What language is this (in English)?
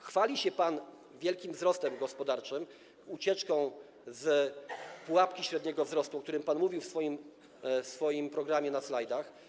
Polish